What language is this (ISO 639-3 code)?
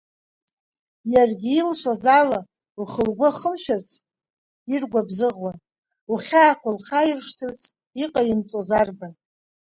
abk